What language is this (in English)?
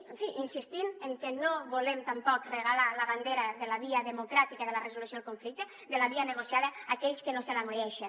Catalan